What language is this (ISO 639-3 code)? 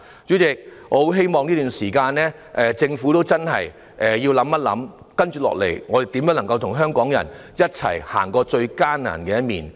yue